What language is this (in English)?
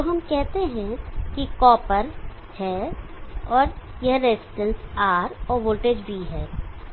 Hindi